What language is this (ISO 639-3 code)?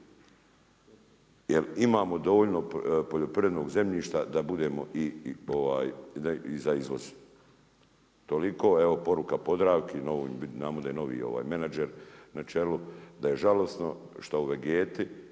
hrv